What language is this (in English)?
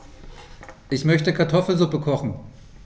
German